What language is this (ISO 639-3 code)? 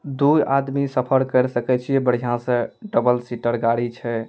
mai